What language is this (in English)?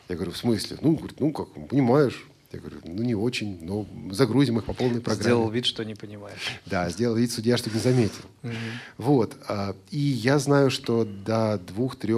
Russian